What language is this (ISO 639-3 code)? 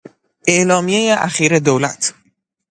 fas